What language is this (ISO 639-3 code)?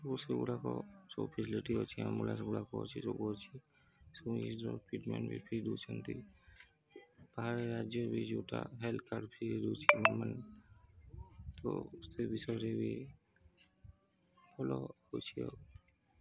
ori